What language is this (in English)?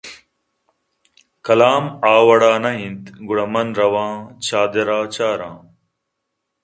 Eastern Balochi